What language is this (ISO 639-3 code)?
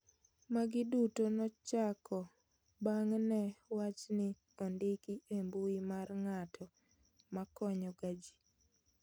luo